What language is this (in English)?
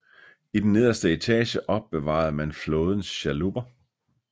Danish